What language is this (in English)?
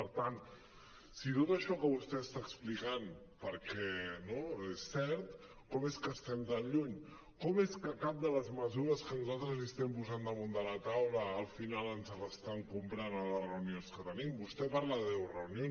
Catalan